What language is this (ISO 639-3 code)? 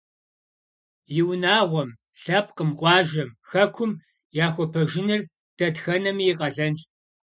kbd